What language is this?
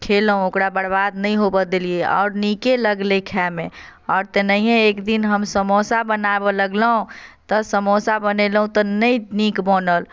Maithili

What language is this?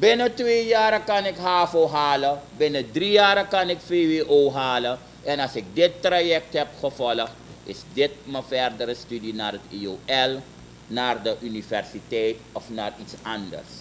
Dutch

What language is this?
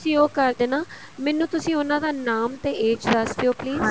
Punjabi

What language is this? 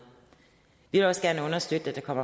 Danish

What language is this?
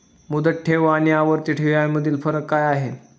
Marathi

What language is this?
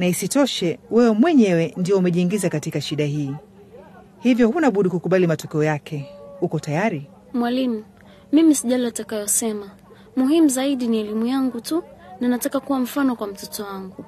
Swahili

